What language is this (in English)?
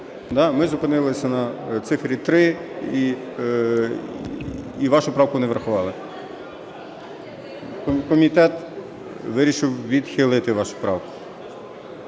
Ukrainian